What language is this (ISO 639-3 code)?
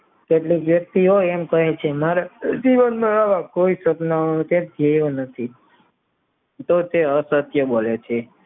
guj